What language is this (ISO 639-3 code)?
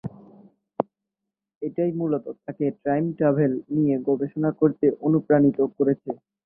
ben